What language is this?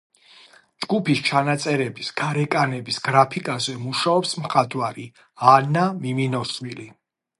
Georgian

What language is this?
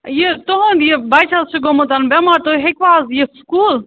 Kashmiri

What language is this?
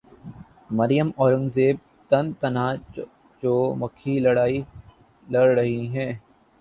Urdu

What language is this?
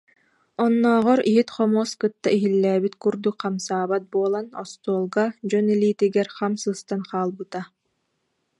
Yakut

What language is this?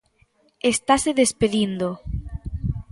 Galician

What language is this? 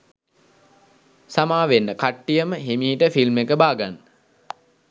Sinhala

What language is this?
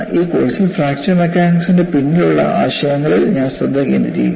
Malayalam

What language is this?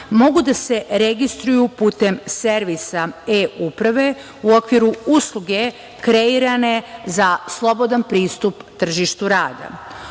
Serbian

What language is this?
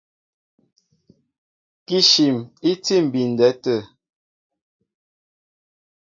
Mbo (Cameroon)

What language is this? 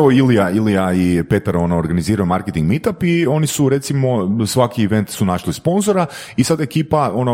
Croatian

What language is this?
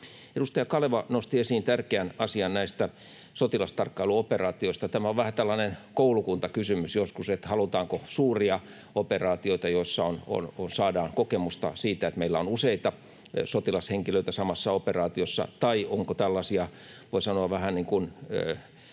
Finnish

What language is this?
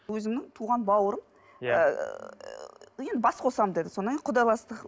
Kazakh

